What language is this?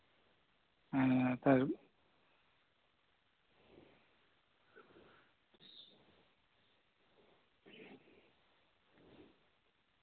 Santali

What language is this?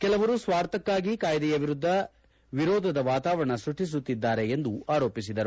Kannada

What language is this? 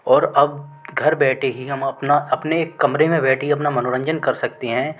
Hindi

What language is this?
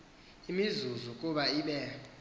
Xhosa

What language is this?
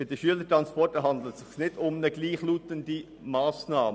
Swiss German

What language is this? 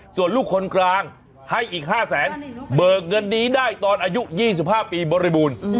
Thai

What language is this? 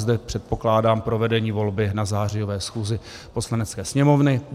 Czech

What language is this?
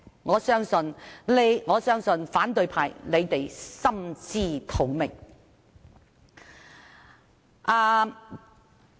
Cantonese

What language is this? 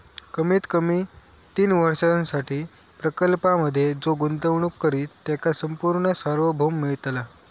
Marathi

